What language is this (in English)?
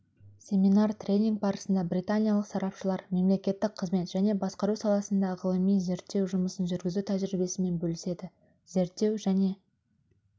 Kazakh